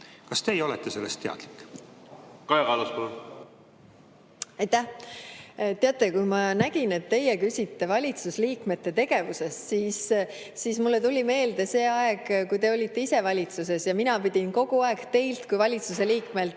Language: Estonian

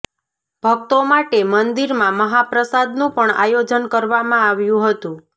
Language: Gujarati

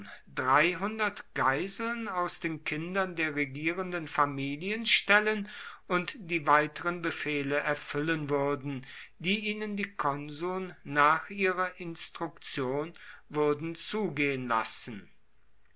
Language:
German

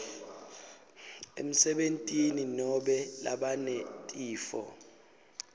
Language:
Swati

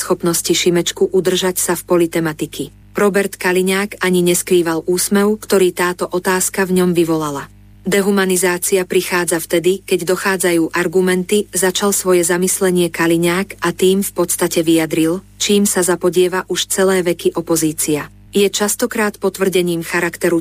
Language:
Slovak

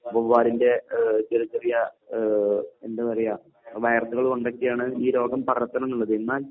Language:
Malayalam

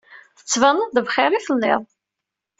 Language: Kabyle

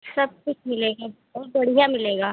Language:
Hindi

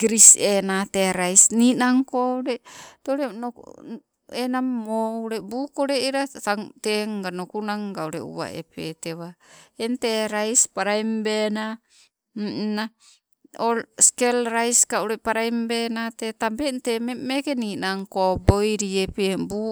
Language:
Sibe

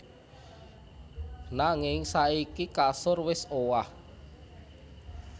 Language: Javanese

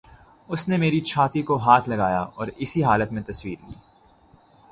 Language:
Urdu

